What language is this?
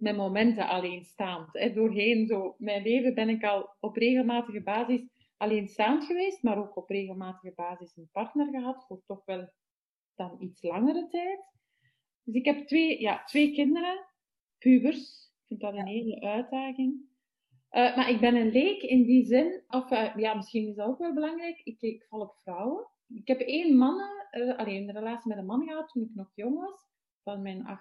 Dutch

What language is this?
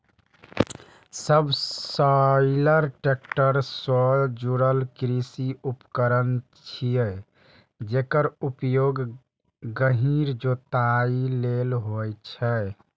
Maithili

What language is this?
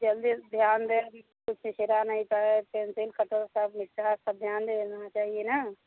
Hindi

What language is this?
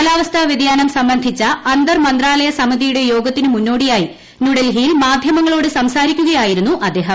Malayalam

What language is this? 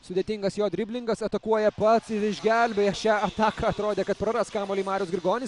Lithuanian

